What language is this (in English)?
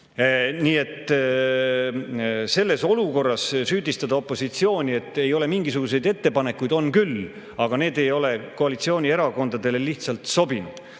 Estonian